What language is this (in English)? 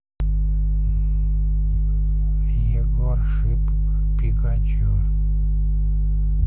Russian